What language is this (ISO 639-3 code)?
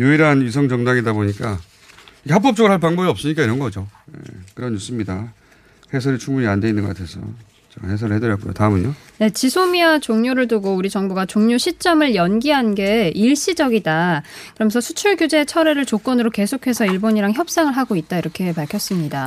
kor